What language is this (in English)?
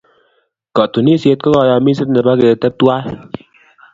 Kalenjin